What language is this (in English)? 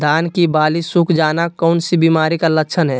Magahi